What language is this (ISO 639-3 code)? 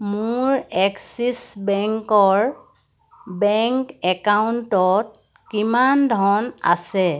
asm